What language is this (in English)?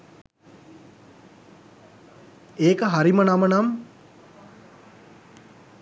Sinhala